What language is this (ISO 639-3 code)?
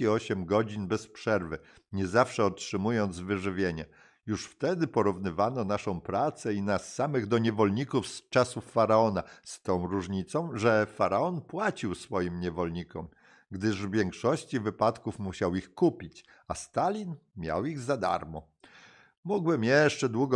pol